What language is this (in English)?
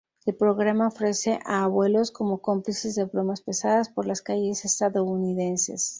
Spanish